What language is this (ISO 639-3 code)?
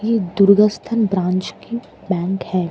hin